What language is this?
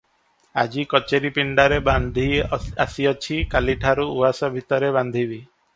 Odia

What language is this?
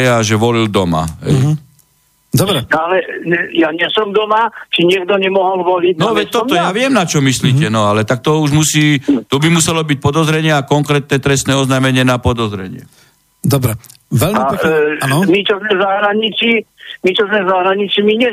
Slovak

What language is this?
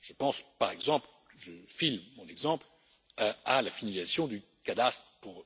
French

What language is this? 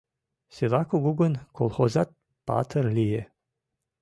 Mari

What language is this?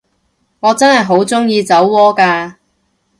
Cantonese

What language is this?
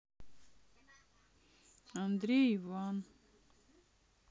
Russian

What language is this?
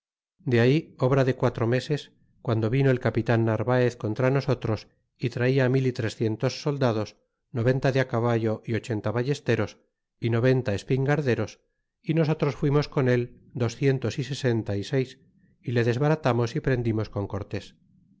Spanish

